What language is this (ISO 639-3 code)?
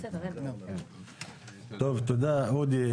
heb